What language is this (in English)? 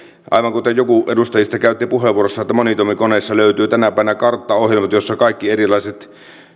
Finnish